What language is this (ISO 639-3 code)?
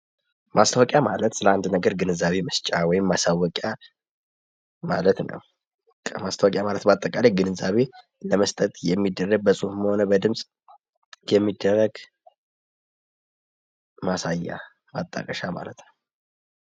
amh